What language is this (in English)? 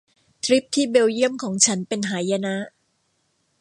Thai